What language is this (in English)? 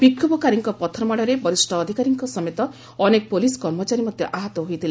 Odia